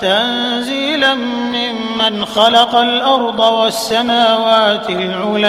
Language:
Arabic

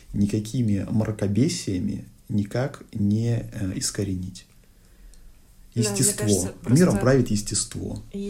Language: Russian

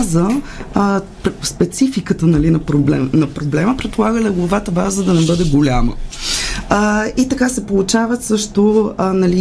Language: Bulgarian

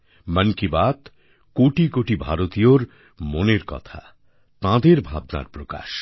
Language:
Bangla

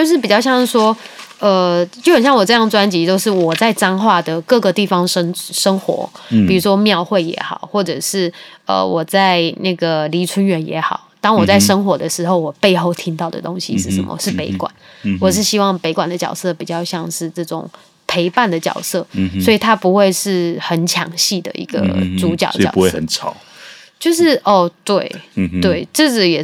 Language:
Chinese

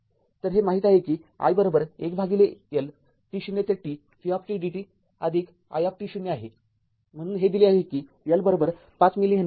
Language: Marathi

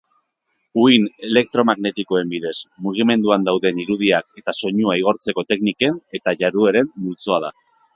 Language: Basque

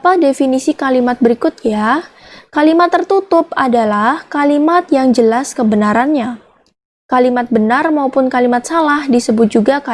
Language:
Indonesian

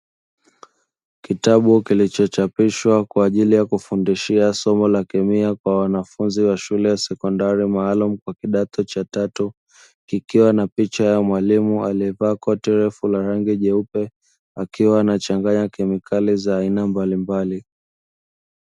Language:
Swahili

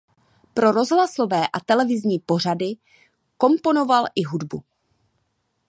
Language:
Czech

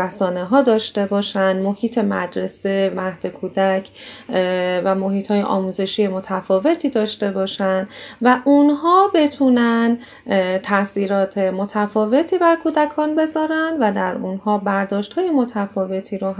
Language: Persian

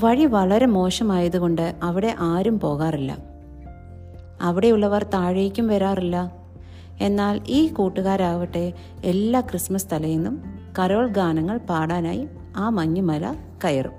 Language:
Malayalam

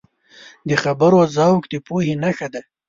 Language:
Pashto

